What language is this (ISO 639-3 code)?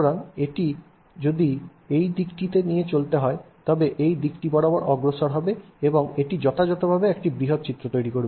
ben